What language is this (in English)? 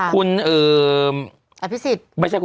Thai